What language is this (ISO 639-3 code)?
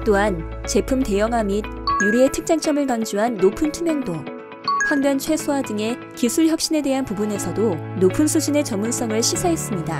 kor